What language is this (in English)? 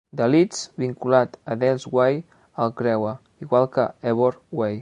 Catalan